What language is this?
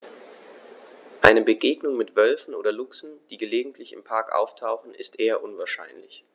German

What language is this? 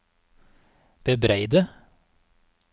Norwegian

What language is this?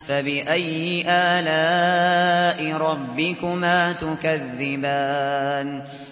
Arabic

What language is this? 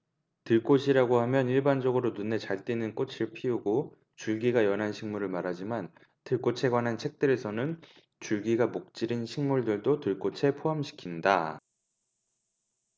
Korean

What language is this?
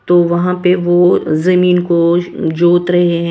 Hindi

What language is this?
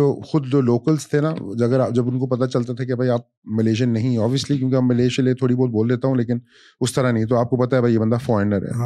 Urdu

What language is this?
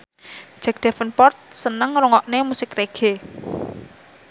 Javanese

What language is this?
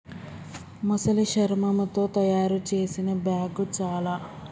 Telugu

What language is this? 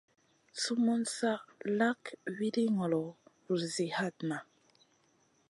Masana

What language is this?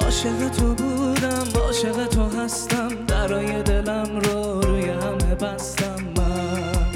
Persian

